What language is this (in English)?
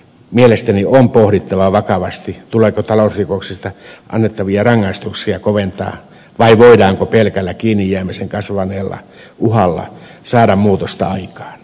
Finnish